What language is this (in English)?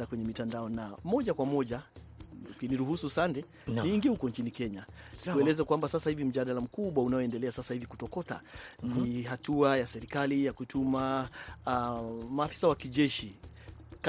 Swahili